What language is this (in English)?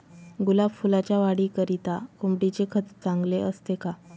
Marathi